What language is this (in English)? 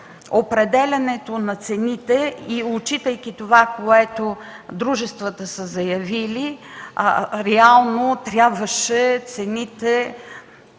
Bulgarian